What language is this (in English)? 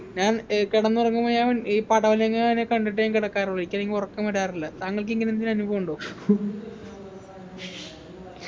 Malayalam